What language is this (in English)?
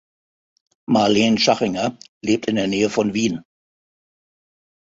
German